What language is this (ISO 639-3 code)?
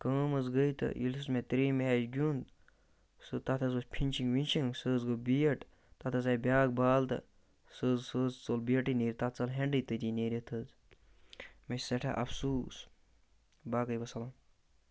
kas